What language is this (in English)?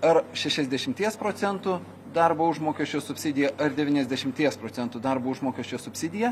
Lithuanian